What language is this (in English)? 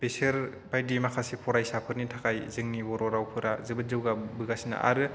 Bodo